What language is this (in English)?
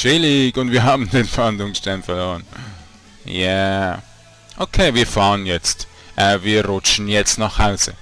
German